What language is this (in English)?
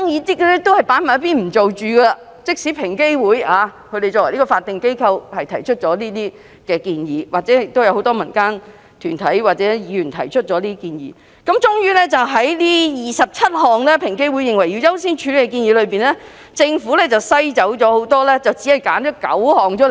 Cantonese